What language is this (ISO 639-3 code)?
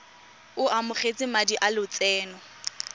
tsn